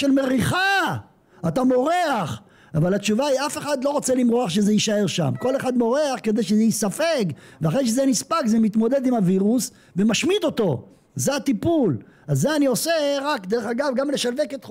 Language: Hebrew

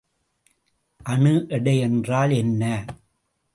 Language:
Tamil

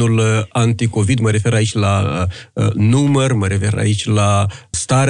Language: Romanian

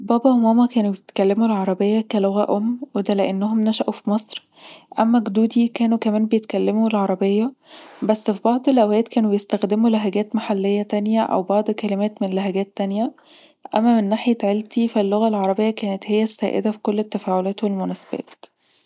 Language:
Egyptian Arabic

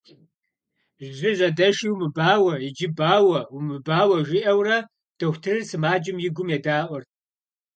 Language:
Kabardian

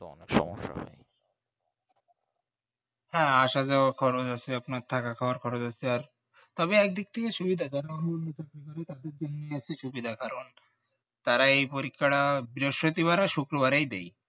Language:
Bangla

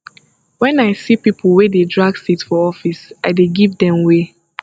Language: Nigerian Pidgin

